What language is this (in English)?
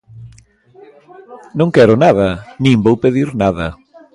Galician